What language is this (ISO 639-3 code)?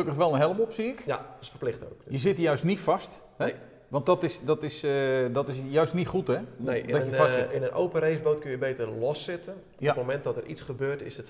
nld